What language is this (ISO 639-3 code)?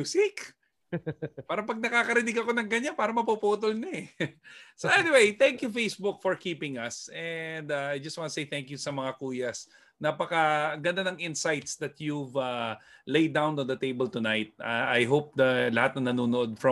fil